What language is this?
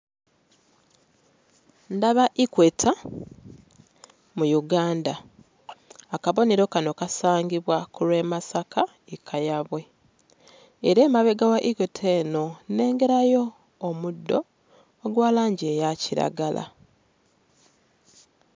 Ganda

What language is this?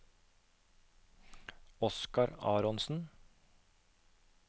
Norwegian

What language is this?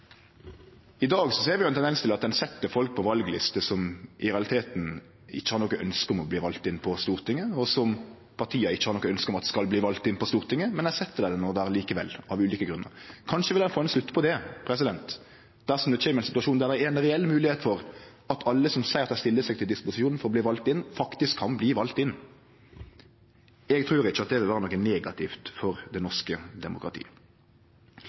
Norwegian Nynorsk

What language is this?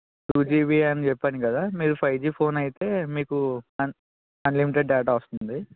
Telugu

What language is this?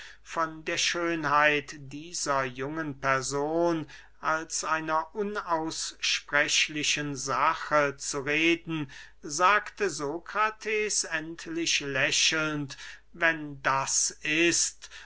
German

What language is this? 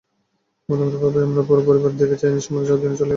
Bangla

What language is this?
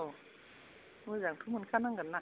Bodo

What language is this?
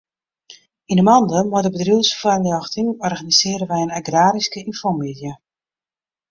Western Frisian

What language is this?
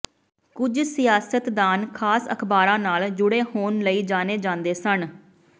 Punjabi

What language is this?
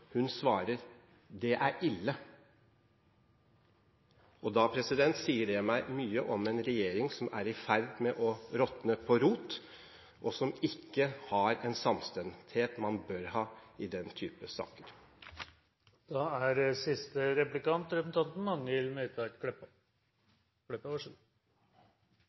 Norwegian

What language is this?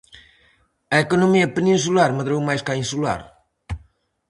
Galician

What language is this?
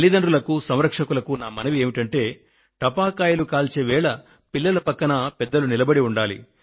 Telugu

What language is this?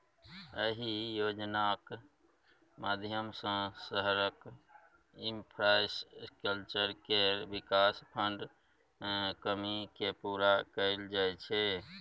Maithili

